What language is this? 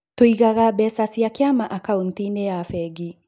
Kikuyu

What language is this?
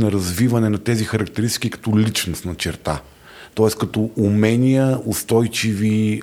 Bulgarian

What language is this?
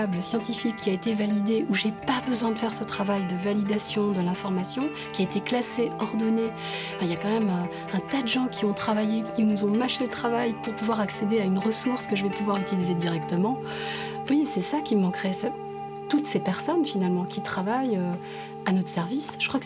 French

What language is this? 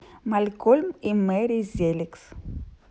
Russian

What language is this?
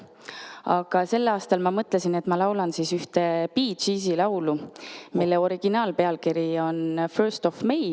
Estonian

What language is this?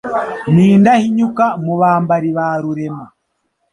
Kinyarwanda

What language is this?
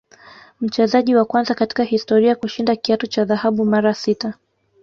Swahili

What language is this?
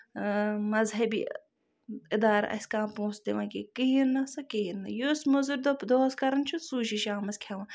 Kashmiri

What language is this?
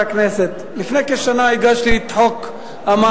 Hebrew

